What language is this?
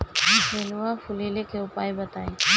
Bhojpuri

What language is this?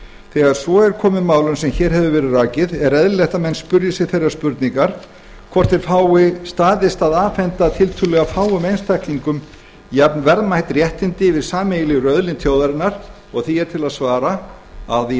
Icelandic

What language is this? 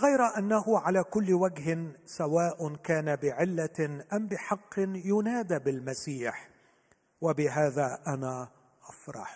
Arabic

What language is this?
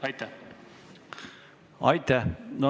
Estonian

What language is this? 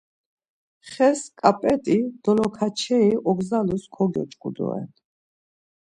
Laz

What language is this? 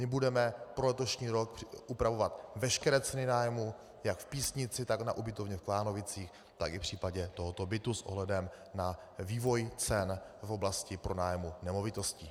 Czech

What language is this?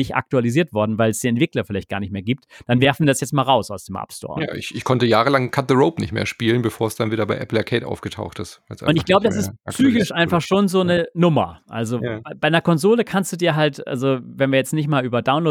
German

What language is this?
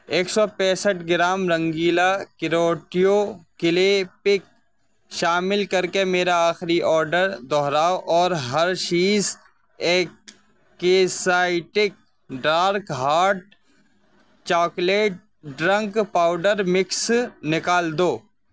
Urdu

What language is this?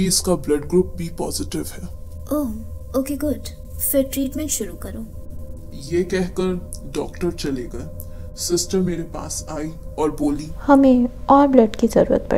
Hindi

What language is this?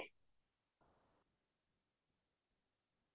Assamese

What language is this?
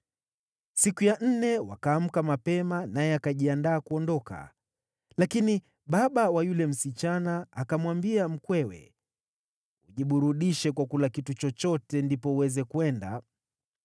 Swahili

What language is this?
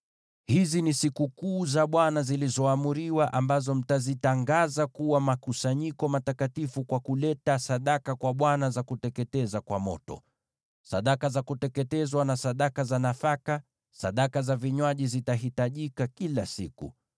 Swahili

